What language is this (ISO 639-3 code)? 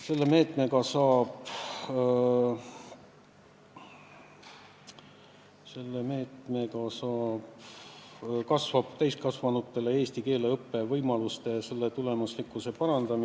est